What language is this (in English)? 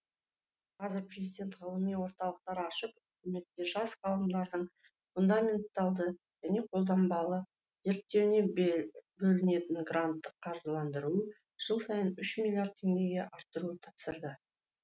Kazakh